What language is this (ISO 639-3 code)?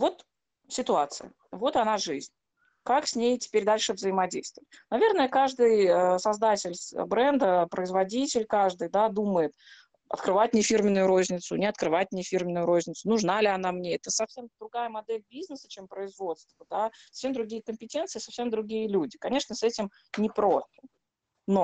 rus